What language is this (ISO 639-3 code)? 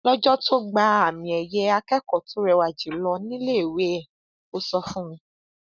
yor